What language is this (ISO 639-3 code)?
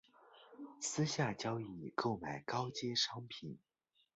zho